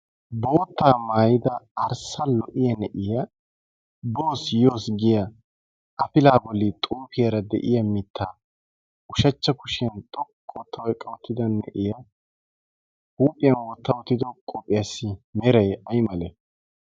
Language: Wolaytta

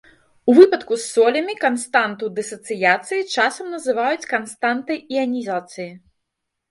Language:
Belarusian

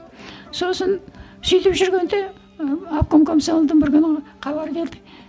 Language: Kazakh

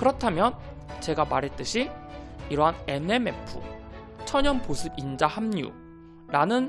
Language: Korean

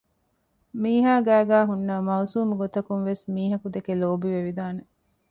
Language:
Divehi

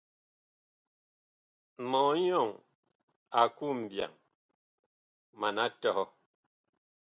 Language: Bakoko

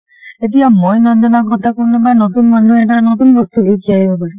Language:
Assamese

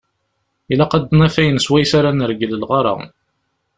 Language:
Kabyle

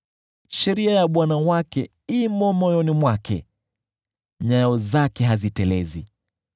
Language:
Swahili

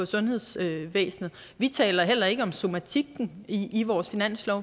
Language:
Danish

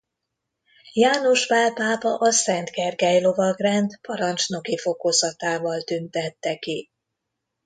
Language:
Hungarian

